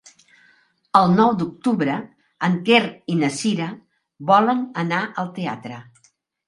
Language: Catalan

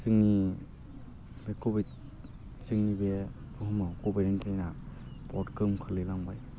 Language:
Bodo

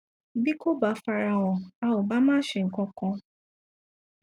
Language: Yoruba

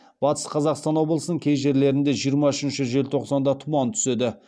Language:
Kazakh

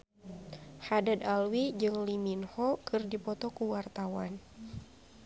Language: Sundanese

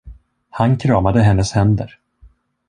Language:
Swedish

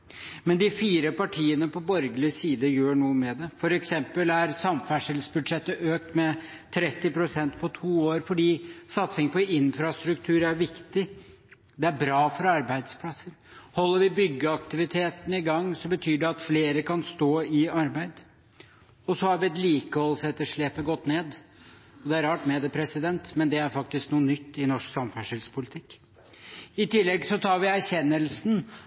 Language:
Norwegian Bokmål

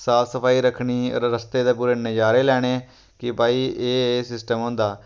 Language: Dogri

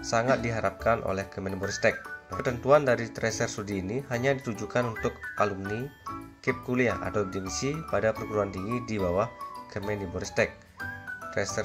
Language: Indonesian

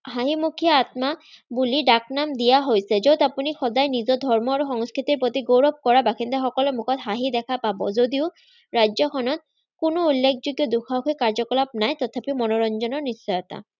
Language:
Assamese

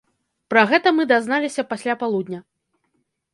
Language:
Belarusian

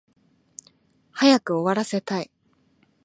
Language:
Japanese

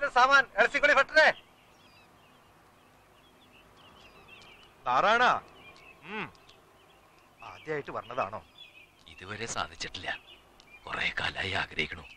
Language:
Malayalam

